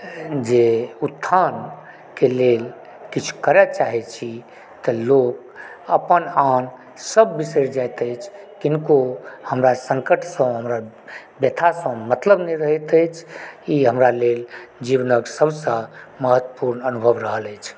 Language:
Maithili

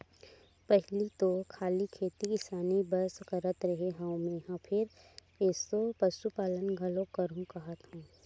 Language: Chhattisgarhi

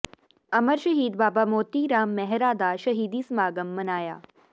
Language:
Punjabi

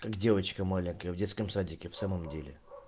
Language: Russian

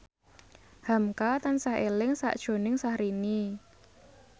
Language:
Javanese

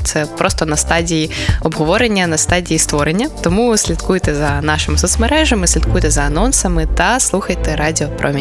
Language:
Ukrainian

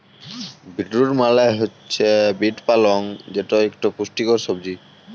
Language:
Bangla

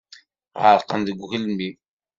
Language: Kabyle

